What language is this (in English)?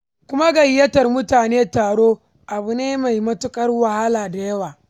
Hausa